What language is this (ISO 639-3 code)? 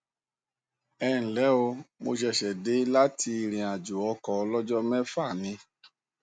yor